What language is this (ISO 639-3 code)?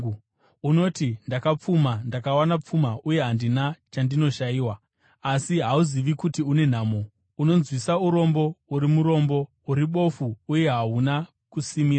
sna